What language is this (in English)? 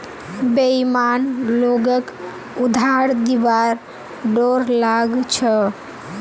Magahi